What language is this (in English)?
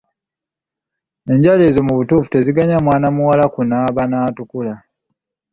Ganda